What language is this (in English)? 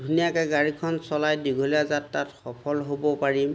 Assamese